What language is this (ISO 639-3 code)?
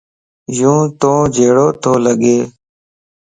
lss